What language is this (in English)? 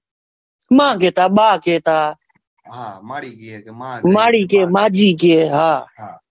Gujarati